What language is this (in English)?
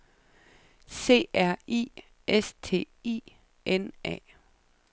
Danish